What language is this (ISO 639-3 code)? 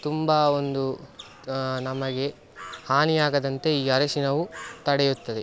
kan